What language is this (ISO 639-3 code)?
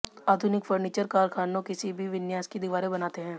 hin